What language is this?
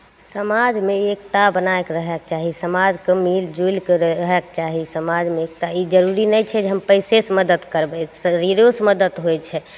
Maithili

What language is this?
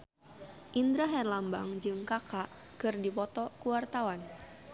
Sundanese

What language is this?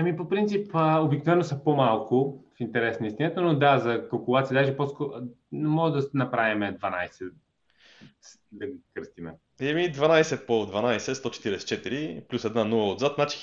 Bulgarian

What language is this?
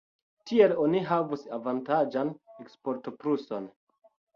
Esperanto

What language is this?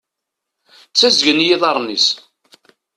Kabyle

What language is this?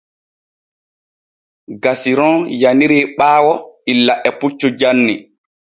Borgu Fulfulde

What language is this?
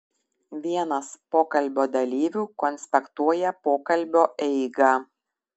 Lithuanian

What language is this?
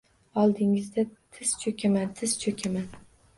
Uzbek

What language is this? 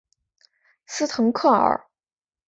Chinese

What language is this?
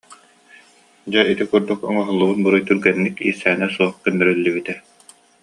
Yakut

